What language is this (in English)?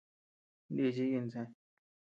Tepeuxila Cuicatec